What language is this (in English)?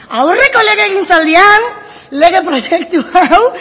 Basque